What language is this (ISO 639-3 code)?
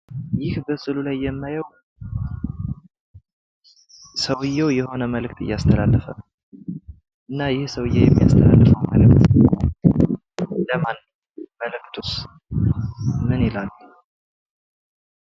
amh